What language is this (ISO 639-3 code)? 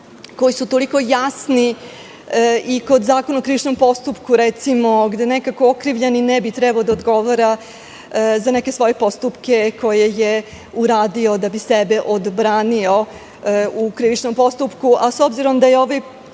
srp